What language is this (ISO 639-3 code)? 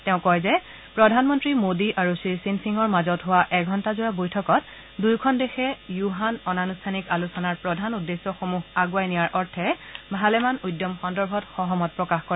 asm